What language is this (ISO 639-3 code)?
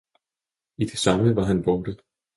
dan